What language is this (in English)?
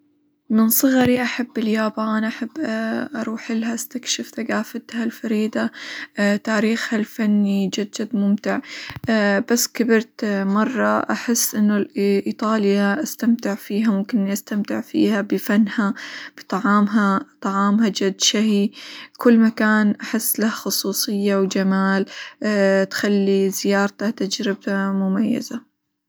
Hijazi Arabic